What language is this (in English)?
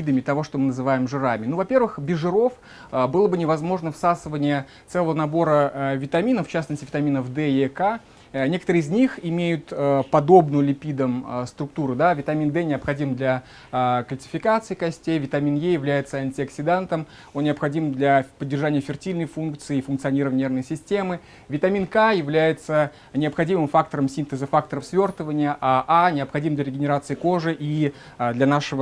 Russian